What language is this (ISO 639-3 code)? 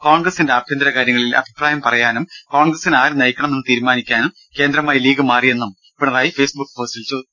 mal